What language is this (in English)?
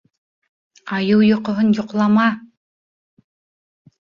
Bashkir